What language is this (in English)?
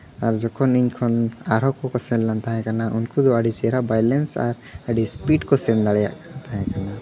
Santali